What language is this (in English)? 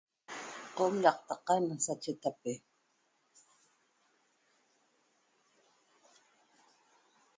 Toba